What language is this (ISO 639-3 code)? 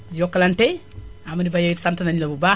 wol